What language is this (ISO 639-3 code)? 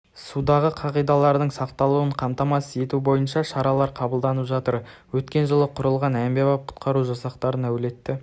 kaz